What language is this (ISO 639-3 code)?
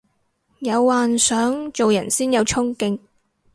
yue